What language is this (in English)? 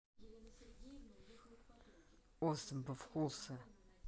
Russian